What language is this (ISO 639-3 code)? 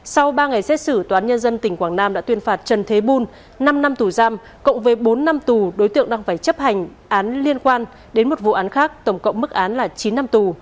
vie